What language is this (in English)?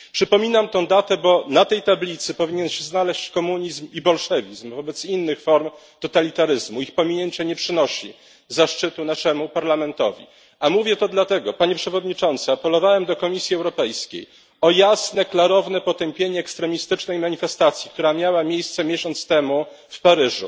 Polish